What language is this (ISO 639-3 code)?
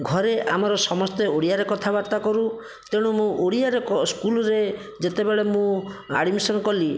ori